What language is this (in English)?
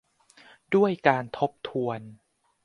Thai